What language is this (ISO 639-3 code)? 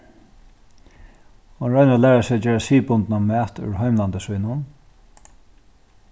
fao